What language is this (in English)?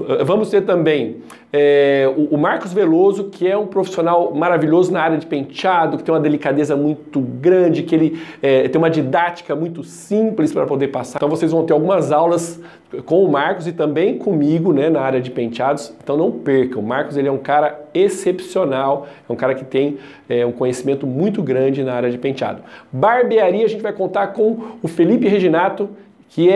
Portuguese